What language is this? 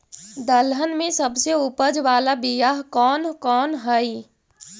Magahi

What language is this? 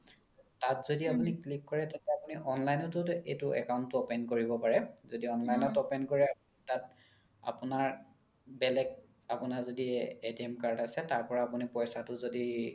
Assamese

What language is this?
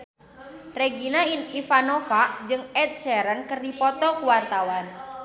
Sundanese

